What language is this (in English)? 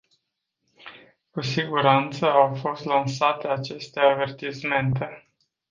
Romanian